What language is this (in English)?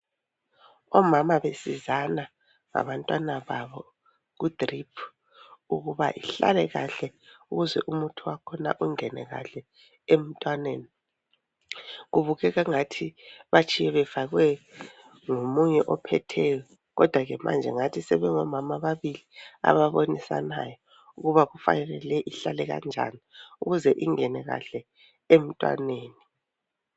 North Ndebele